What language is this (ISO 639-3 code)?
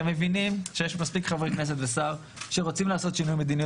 heb